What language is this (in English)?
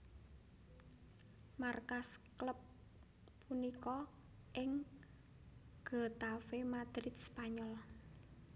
Javanese